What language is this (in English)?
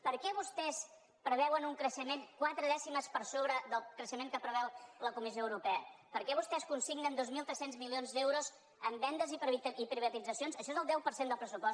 Catalan